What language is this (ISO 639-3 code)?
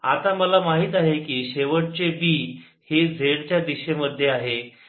mar